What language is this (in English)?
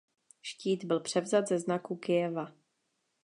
Czech